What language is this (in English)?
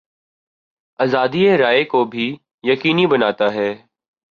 Urdu